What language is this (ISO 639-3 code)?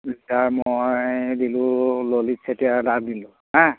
asm